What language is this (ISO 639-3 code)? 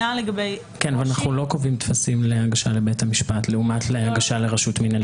heb